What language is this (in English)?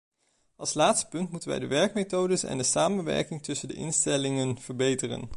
Dutch